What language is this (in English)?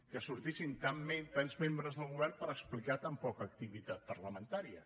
Catalan